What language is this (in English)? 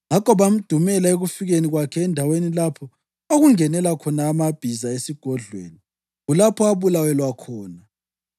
North Ndebele